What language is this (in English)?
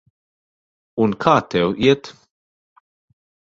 Latvian